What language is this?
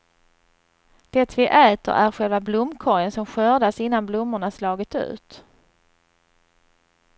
Swedish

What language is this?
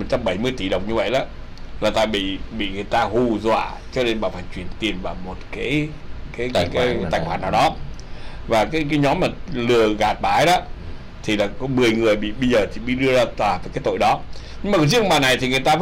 Vietnamese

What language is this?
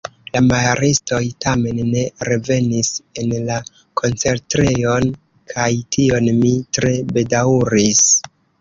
Esperanto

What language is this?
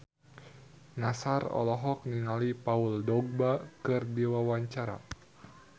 Sundanese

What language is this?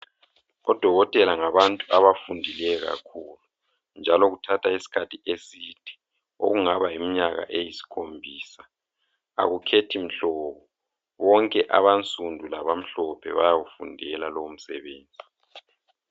North Ndebele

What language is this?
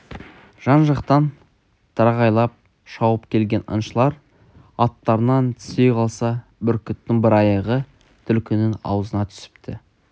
Kazakh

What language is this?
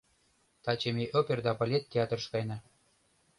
Mari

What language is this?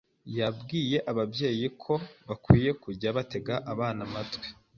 Kinyarwanda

